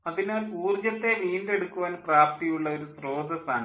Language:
Malayalam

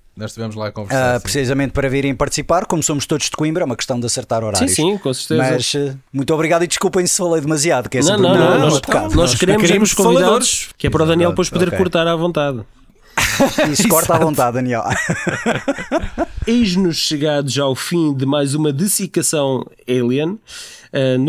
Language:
Portuguese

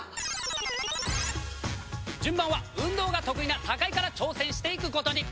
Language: Japanese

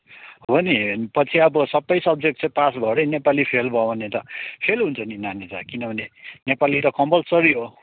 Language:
Nepali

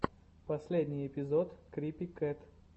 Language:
Russian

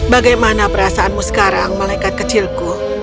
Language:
Indonesian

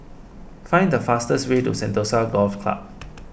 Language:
English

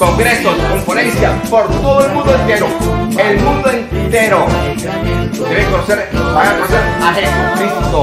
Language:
Spanish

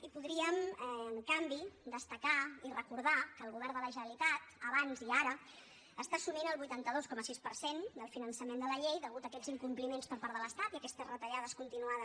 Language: Catalan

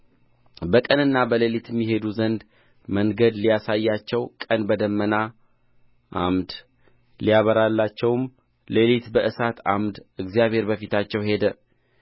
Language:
Amharic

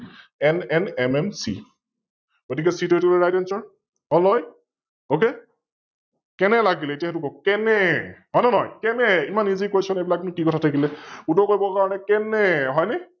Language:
Assamese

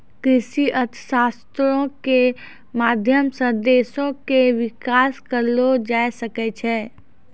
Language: Maithili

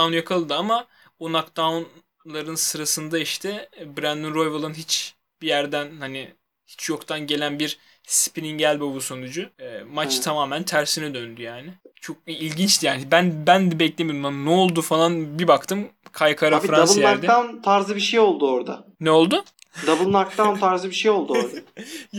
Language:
Turkish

